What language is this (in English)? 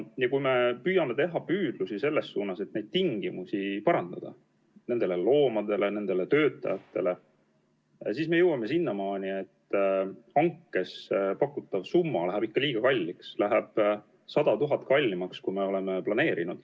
Estonian